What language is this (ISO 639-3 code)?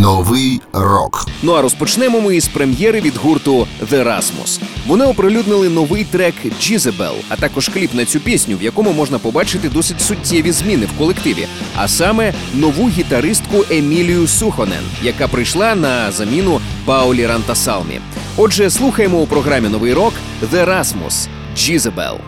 ukr